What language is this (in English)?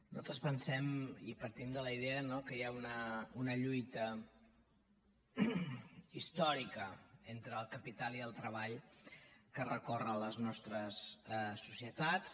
Catalan